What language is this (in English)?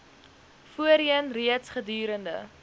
Afrikaans